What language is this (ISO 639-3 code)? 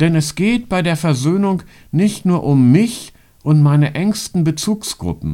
deu